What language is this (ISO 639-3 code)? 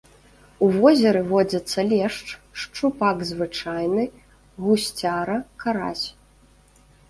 bel